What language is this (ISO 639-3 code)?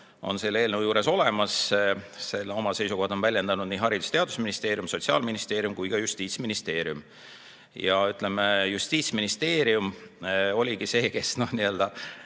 est